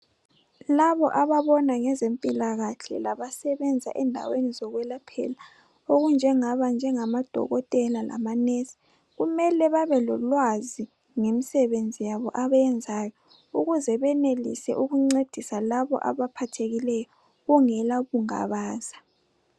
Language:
North Ndebele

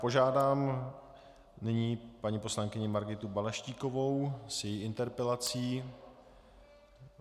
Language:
Czech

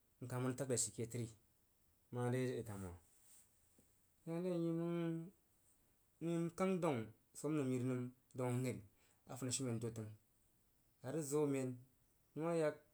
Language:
Jiba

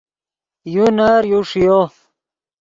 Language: Yidgha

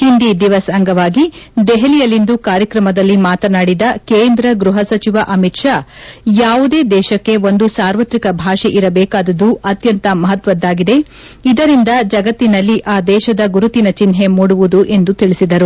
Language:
Kannada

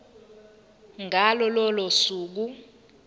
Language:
Zulu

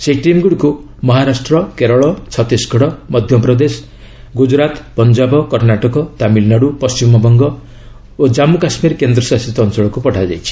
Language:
Odia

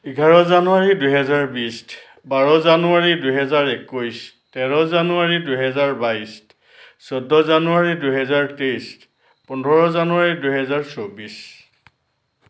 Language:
Assamese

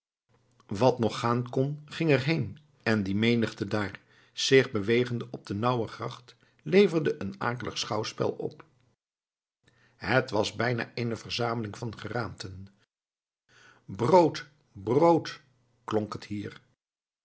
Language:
Dutch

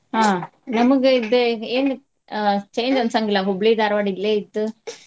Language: Kannada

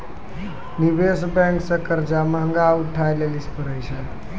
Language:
Maithili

